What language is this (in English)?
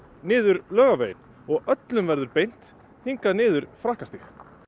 Icelandic